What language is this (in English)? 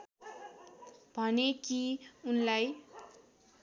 Nepali